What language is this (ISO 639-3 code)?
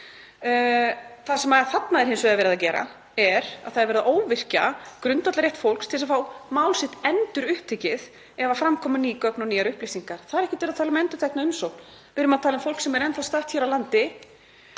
isl